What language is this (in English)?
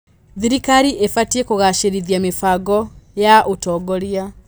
Kikuyu